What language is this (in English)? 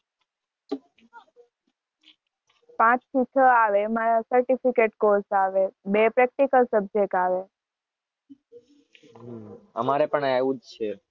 Gujarati